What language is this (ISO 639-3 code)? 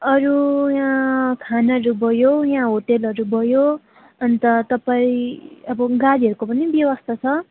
nep